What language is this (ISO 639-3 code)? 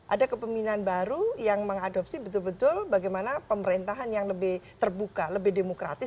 ind